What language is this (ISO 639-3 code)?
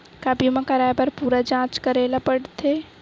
hne